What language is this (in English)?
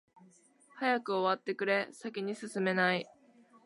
Japanese